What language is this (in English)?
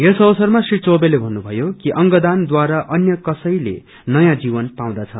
Nepali